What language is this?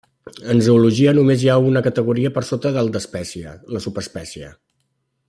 Catalan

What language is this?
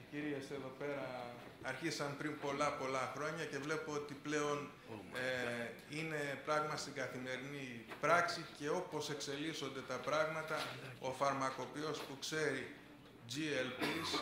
Greek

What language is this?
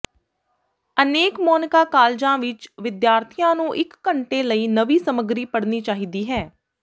Punjabi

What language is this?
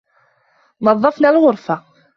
Arabic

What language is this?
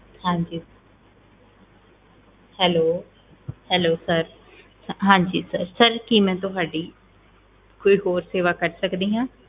Punjabi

